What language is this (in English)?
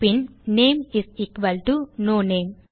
Tamil